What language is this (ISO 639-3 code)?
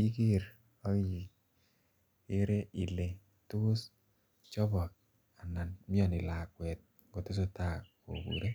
kln